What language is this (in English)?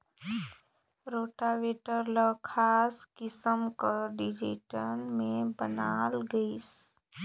Chhattisgarhi